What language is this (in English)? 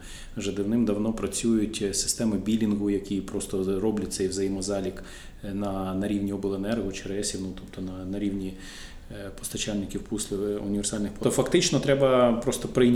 Ukrainian